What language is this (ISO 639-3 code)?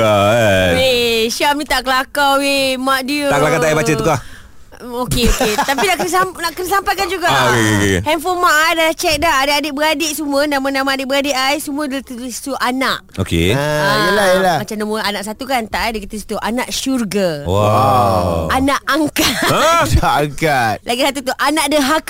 msa